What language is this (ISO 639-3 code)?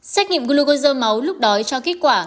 vie